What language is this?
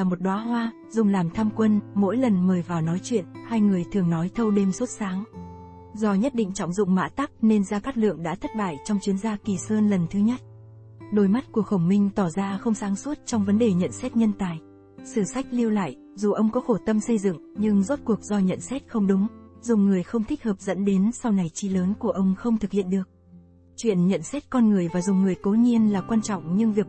Vietnamese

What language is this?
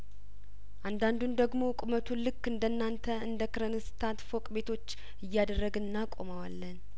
Amharic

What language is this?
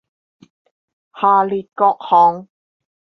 Chinese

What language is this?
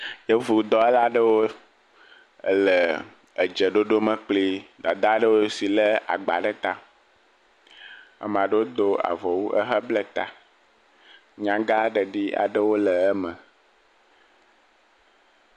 Ewe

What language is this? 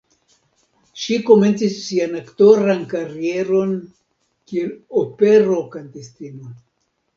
Esperanto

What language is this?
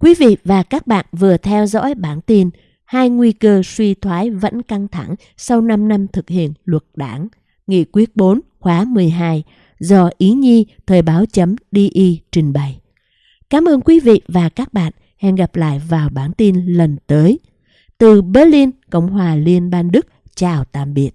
Vietnamese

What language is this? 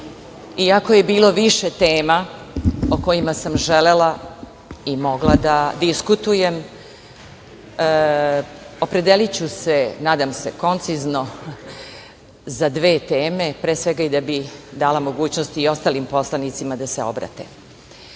Serbian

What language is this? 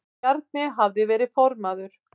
Icelandic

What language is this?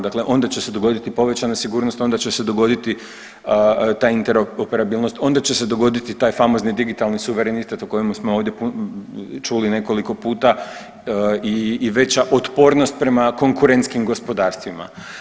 Croatian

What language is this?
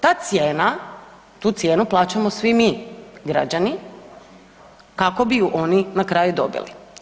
Croatian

